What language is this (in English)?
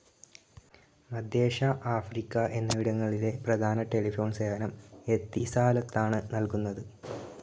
Malayalam